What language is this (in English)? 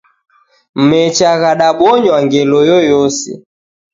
Taita